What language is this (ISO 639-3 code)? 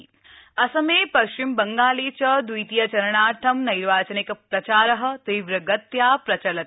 san